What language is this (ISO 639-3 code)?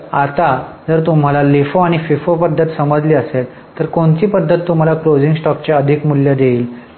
mar